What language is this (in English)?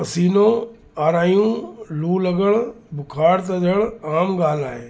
Sindhi